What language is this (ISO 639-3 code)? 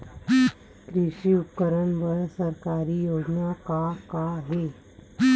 hne